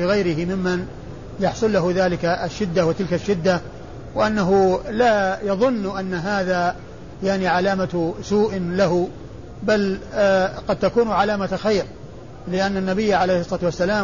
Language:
Arabic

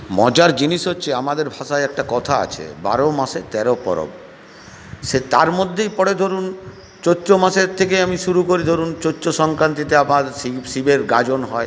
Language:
Bangla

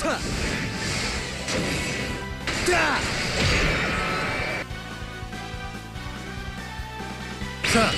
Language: Japanese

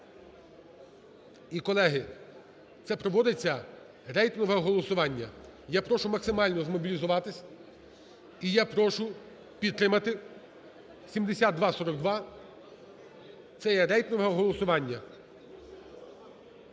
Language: Ukrainian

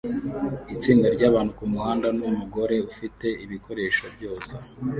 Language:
Kinyarwanda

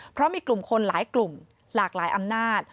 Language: Thai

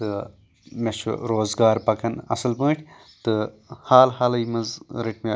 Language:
Kashmiri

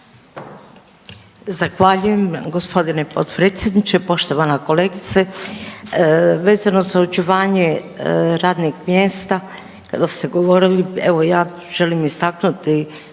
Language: Croatian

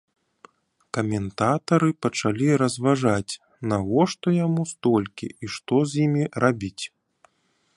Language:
Belarusian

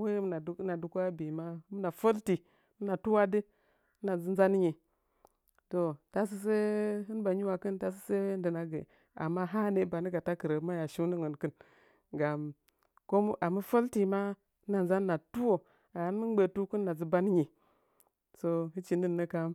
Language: Nzanyi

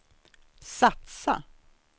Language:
Swedish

